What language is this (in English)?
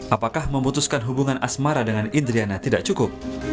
Indonesian